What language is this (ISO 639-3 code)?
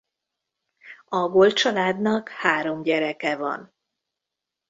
hun